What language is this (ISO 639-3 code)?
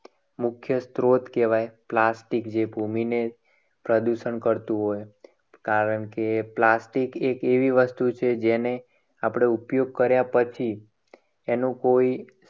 guj